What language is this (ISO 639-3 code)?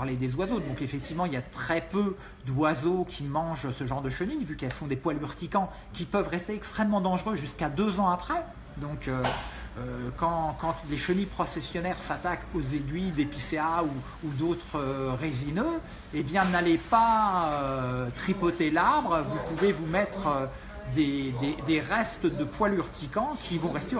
fra